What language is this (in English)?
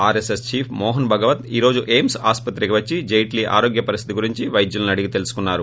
Telugu